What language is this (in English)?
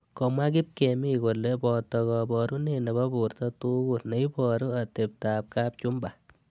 Kalenjin